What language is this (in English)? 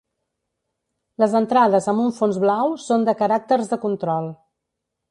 Catalan